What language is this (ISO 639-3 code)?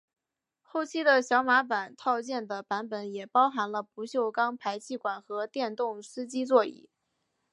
zho